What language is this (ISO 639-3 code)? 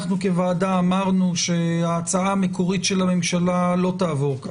heb